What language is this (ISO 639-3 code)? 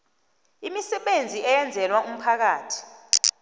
nbl